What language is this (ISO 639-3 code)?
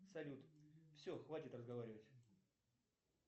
rus